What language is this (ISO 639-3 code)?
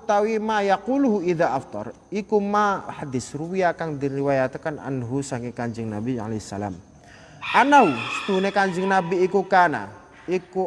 ind